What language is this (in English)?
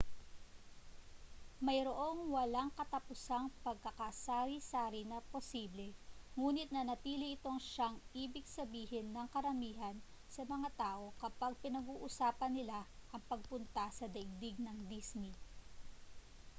Filipino